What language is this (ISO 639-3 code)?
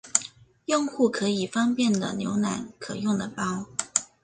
zho